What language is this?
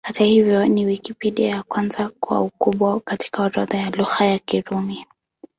Swahili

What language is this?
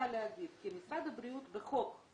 Hebrew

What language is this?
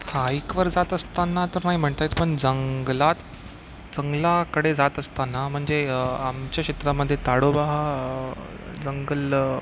Marathi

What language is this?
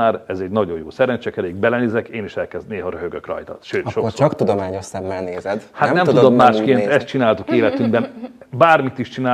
Hungarian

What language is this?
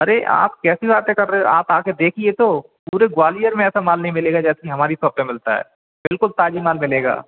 Hindi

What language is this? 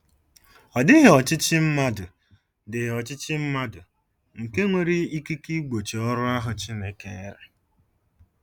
Igbo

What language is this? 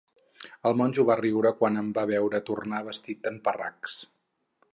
Catalan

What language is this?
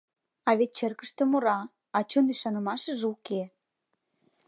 Mari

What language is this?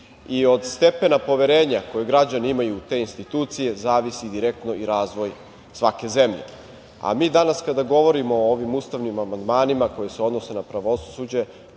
Serbian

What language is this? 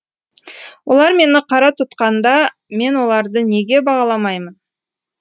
Kazakh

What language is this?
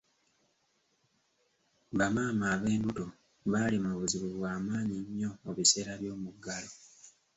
Ganda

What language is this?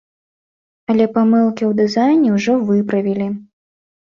Belarusian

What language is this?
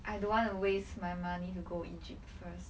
English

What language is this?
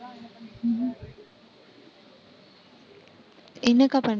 Tamil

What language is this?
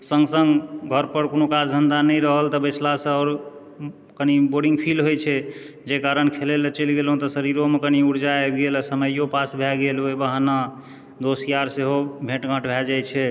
Maithili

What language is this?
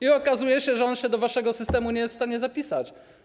Polish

